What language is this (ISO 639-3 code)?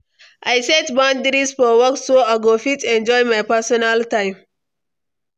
pcm